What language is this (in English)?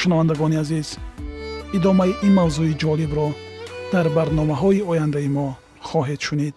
Persian